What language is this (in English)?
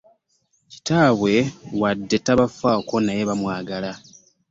Ganda